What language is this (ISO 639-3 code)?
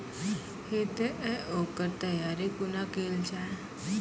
mai